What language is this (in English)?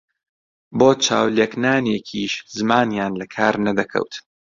Central Kurdish